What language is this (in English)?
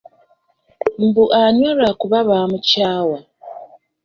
Ganda